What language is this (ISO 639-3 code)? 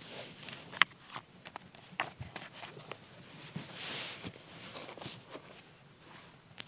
asm